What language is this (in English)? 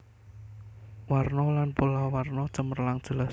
Javanese